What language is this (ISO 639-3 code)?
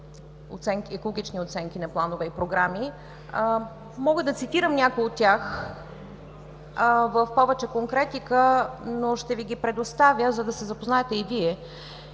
bul